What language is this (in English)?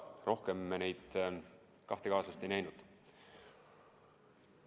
Estonian